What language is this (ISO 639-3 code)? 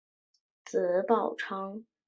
zho